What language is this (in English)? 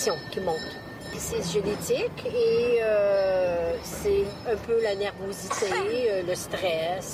French